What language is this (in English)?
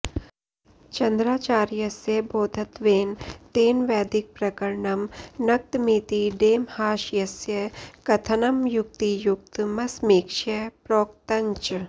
Sanskrit